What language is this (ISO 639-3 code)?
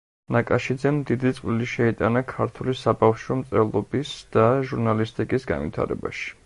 kat